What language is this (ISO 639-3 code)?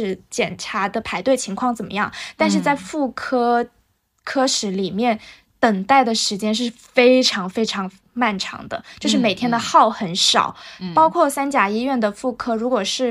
zho